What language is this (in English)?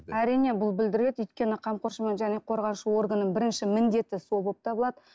Kazakh